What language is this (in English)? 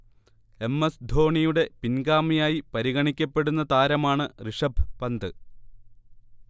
Malayalam